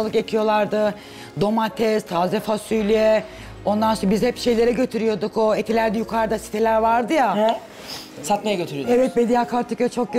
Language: Turkish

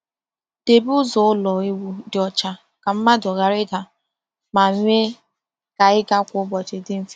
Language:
Igbo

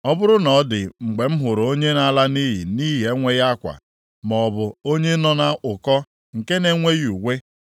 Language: Igbo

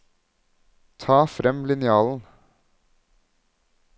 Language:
Norwegian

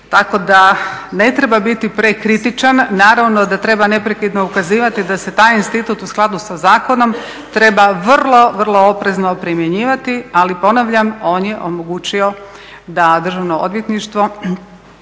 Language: Croatian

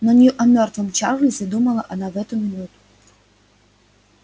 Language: Russian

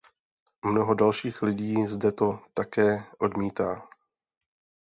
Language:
Czech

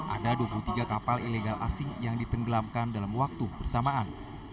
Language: Indonesian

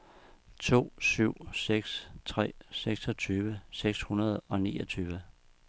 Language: Danish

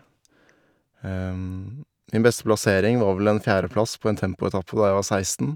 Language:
Norwegian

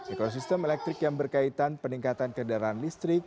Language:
Indonesian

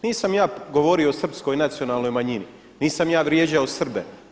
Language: Croatian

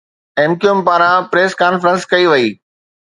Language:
Sindhi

